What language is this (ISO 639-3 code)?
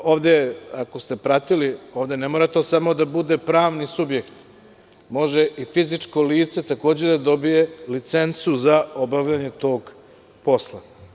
srp